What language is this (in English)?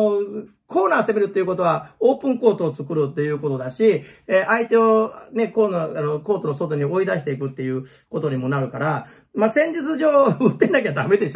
Japanese